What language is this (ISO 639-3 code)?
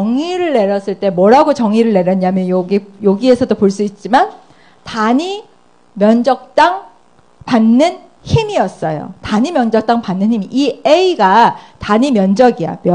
kor